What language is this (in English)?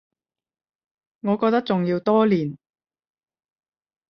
Cantonese